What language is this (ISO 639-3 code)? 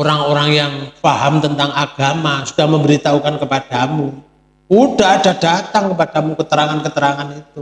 ind